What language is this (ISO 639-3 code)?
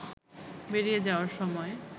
ben